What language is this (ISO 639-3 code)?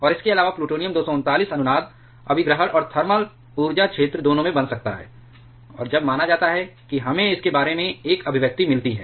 hin